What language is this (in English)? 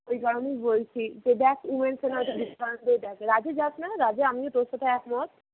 Bangla